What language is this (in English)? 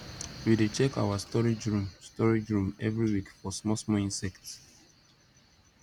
Nigerian Pidgin